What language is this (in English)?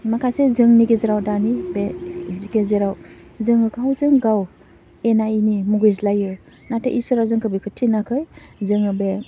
Bodo